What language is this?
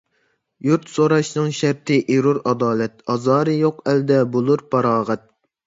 Uyghur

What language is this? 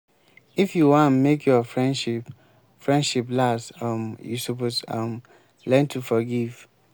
Nigerian Pidgin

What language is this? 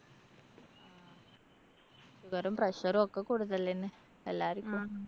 Malayalam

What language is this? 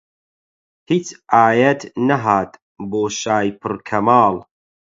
Central Kurdish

